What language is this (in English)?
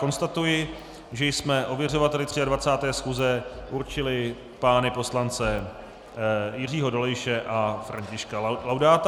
Czech